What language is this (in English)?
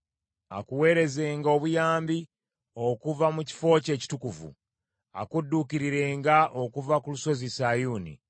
Ganda